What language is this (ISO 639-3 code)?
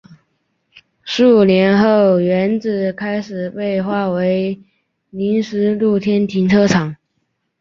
zho